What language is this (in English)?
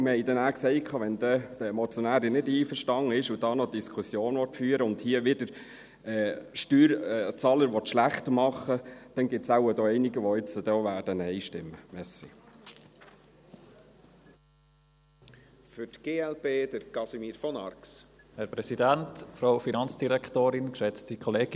Swiss German